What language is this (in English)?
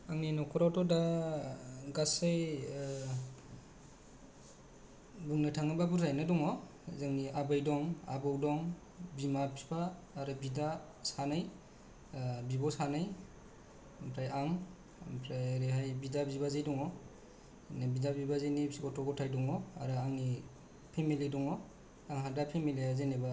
Bodo